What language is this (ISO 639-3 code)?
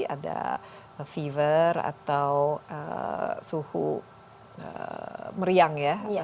ind